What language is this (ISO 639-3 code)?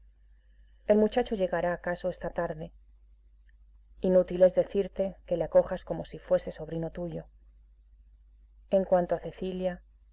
spa